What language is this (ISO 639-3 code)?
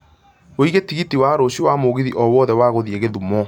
kik